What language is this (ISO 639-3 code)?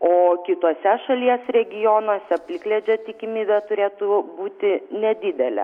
lit